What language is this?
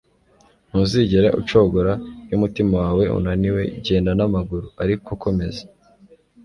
Kinyarwanda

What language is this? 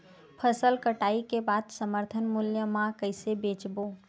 Chhattisgarhi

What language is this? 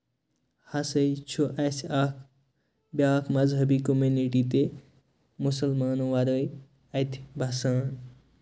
Kashmiri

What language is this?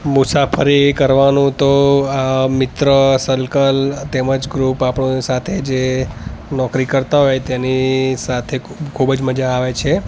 Gujarati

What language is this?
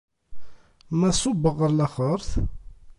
Kabyle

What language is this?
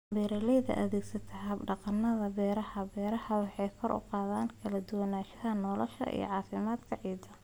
Somali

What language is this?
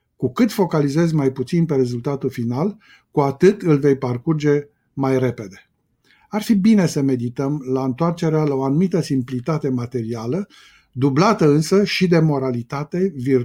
Romanian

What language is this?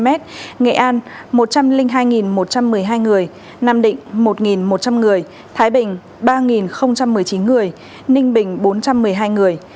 Vietnamese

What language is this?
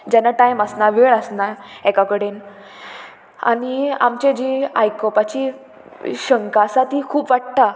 Konkani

